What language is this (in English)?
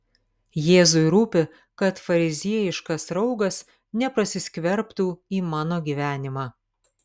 Lithuanian